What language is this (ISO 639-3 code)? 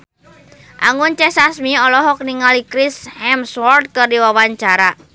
sun